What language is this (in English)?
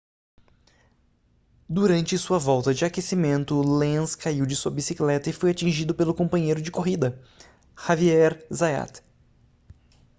Portuguese